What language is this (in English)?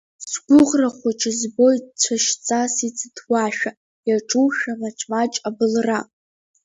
Abkhazian